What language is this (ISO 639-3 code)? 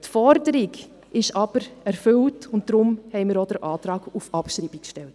gsw